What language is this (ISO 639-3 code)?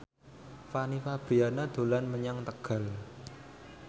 jav